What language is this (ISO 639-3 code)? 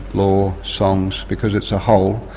eng